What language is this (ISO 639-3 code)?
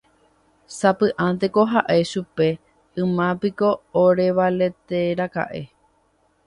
grn